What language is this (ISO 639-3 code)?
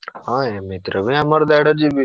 ori